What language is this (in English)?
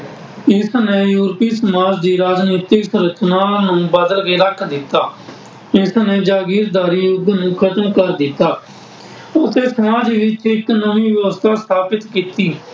Punjabi